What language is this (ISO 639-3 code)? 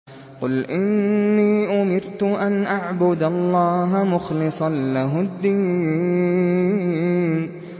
ara